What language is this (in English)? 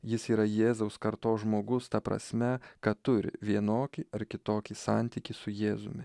Lithuanian